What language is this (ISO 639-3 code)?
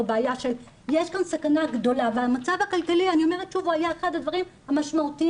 heb